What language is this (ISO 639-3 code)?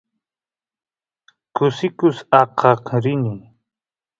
qus